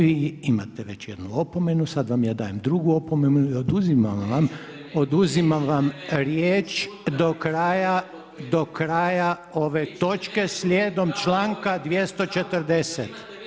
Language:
Croatian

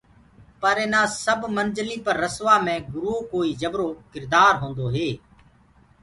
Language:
Gurgula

